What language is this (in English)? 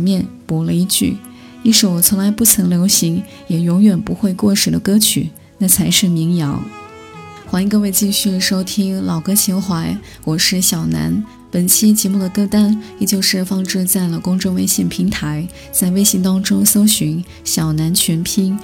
Chinese